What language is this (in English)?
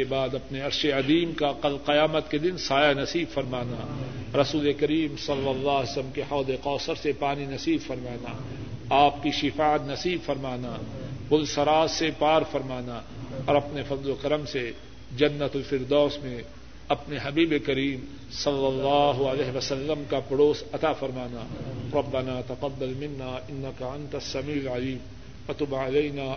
Urdu